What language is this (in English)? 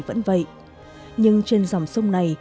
Vietnamese